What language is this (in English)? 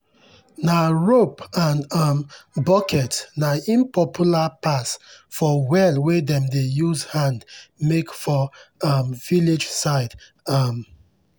Nigerian Pidgin